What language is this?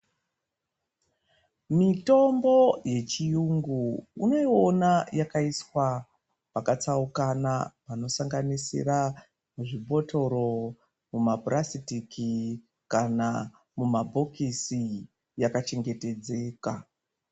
Ndau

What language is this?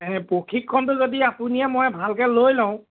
Assamese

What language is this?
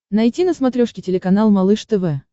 Russian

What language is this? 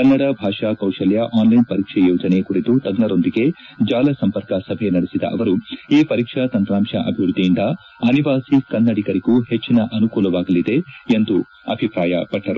Kannada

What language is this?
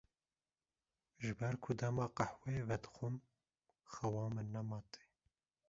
Kurdish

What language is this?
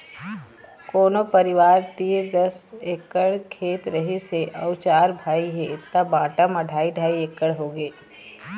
Chhattisgarhi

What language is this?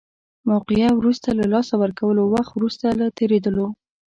Pashto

